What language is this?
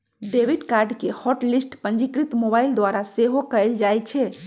Magahi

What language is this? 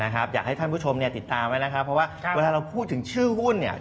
Thai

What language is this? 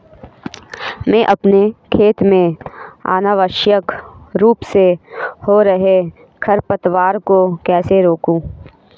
Hindi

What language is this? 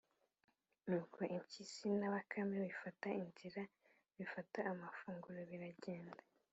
Kinyarwanda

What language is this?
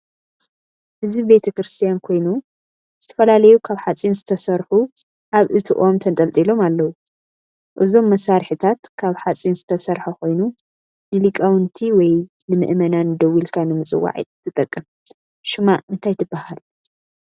Tigrinya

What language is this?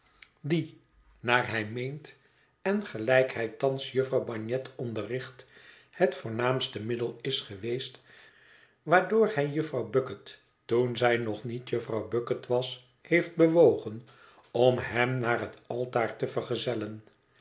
Dutch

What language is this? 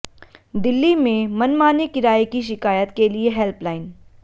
Hindi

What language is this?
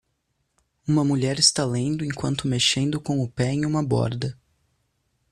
Portuguese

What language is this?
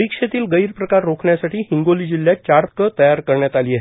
Marathi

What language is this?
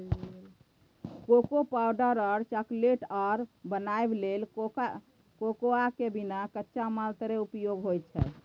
Maithili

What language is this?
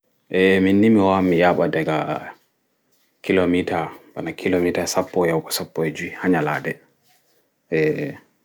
Fula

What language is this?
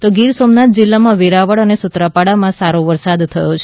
Gujarati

